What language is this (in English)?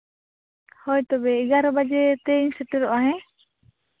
Santali